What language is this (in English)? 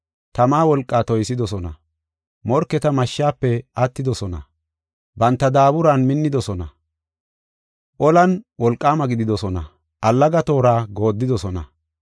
Gofa